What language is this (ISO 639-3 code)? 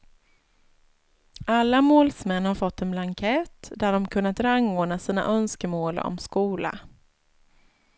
swe